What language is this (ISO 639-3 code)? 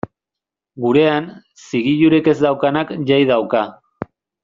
eus